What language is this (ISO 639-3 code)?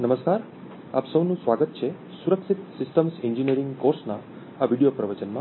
guj